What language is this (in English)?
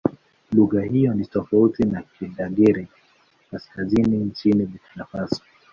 Swahili